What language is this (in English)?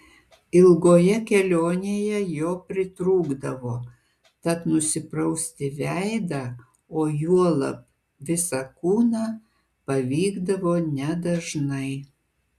Lithuanian